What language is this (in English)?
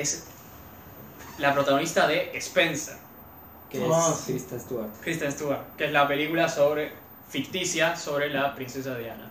Spanish